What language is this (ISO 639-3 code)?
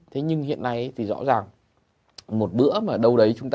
vie